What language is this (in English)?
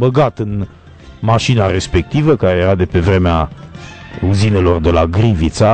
Romanian